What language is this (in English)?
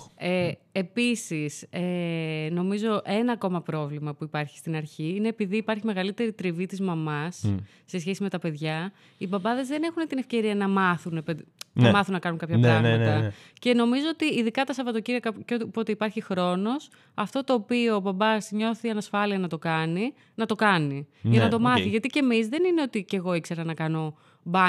Greek